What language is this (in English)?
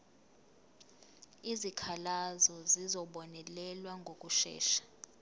Zulu